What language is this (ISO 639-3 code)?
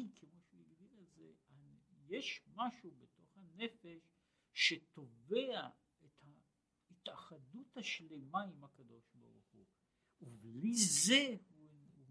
heb